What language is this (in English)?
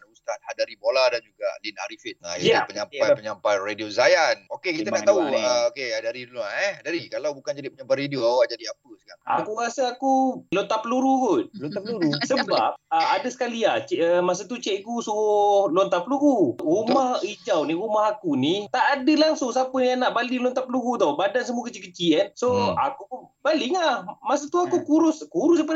Malay